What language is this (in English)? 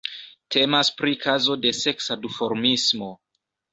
Esperanto